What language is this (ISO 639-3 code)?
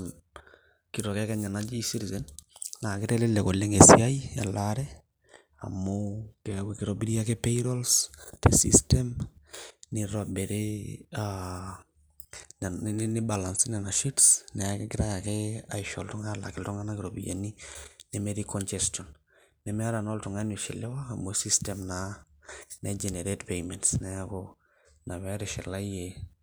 mas